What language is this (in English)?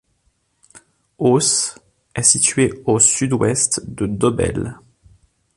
French